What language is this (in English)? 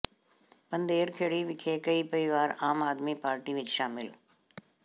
Punjabi